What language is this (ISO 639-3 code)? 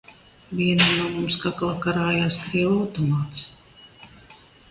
lav